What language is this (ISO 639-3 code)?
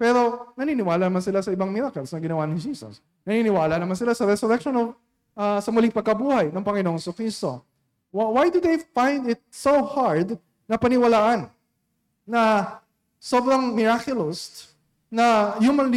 fil